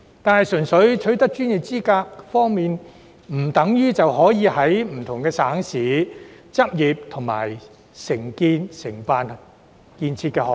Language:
Cantonese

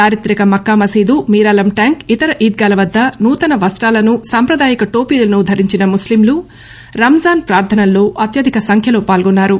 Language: Telugu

